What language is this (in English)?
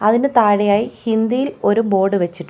Malayalam